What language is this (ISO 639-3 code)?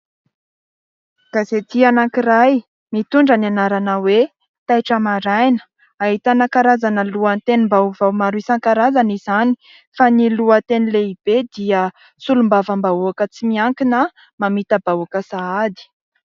mlg